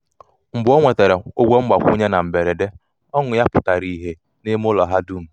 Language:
Igbo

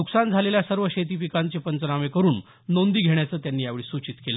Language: Marathi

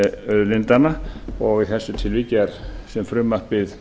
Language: Icelandic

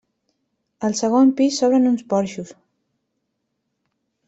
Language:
Catalan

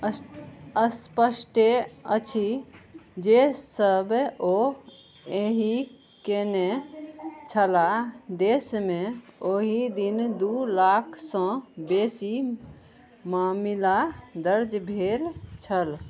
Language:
Maithili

